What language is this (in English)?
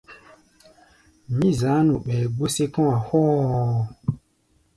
Gbaya